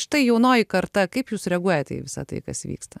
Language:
Lithuanian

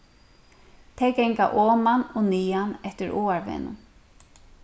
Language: Faroese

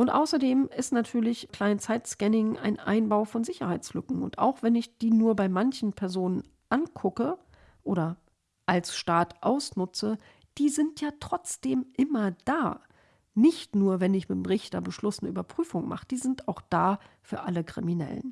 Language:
German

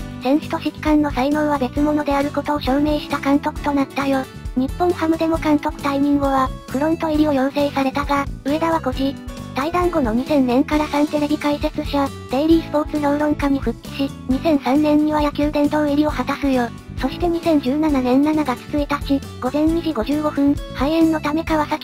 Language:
Japanese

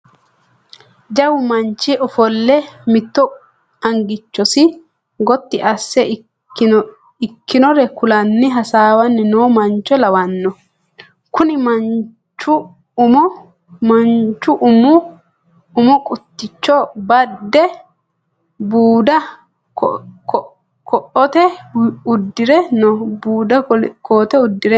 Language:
Sidamo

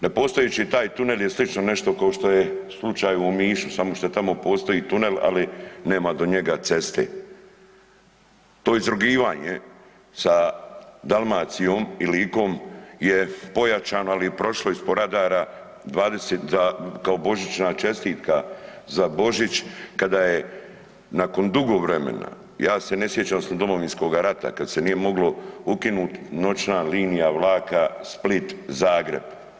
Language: Croatian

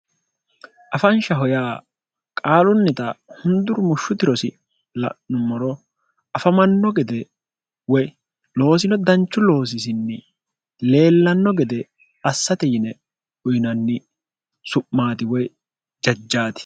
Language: Sidamo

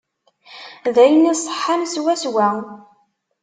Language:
Kabyle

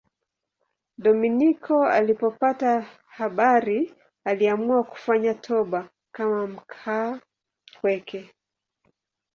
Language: Swahili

